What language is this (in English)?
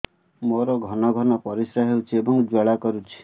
Odia